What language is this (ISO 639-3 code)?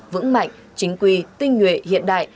vie